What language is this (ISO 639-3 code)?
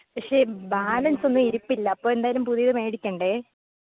mal